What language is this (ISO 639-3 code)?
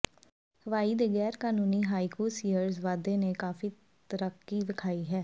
pan